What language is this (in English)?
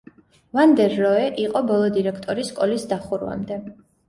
Georgian